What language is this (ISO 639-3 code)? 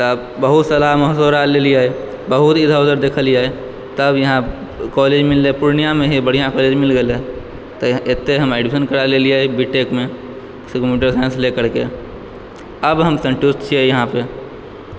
mai